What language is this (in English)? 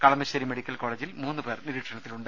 Malayalam